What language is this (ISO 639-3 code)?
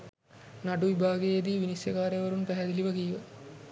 sin